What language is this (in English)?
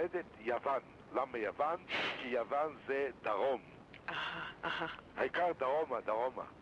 Hebrew